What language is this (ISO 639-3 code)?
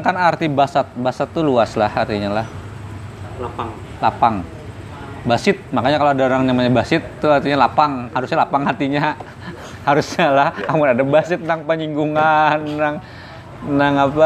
ind